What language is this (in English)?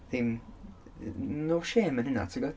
Welsh